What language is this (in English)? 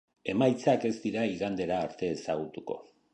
Basque